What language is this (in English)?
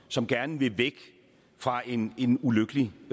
Danish